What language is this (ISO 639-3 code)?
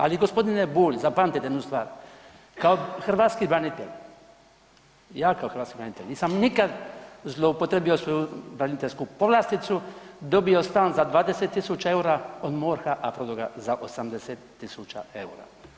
hrv